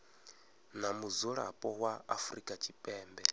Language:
Venda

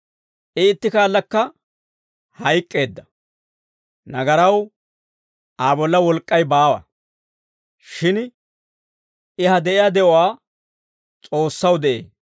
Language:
Dawro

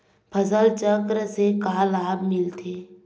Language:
Chhattisgarhi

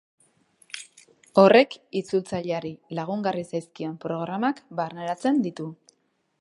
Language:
Basque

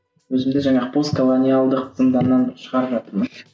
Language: Kazakh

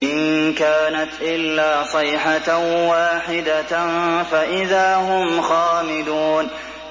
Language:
Arabic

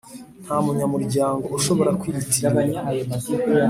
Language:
Kinyarwanda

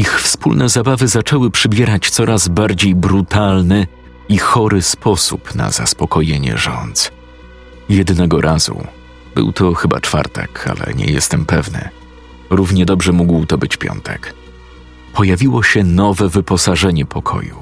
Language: Polish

